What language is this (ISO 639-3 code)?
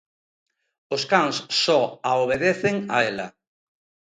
glg